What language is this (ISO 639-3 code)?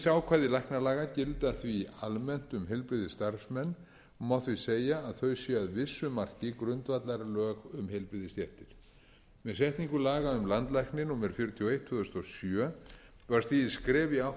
isl